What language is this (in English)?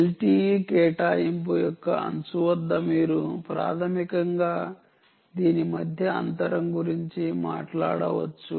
Telugu